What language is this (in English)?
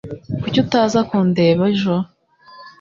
Kinyarwanda